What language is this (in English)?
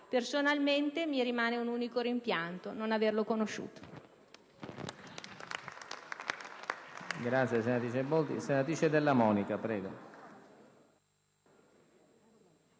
Italian